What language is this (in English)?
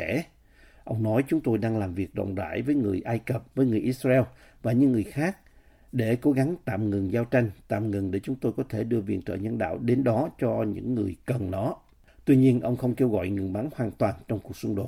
Vietnamese